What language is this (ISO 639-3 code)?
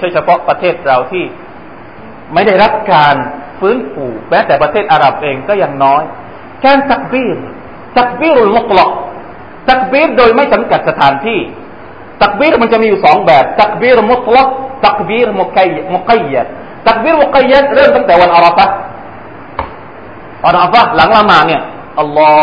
tha